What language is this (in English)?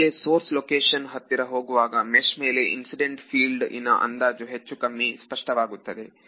Kannada